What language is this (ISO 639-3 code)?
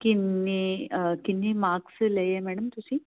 pan